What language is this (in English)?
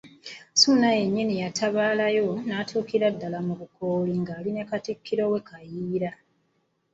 Ganda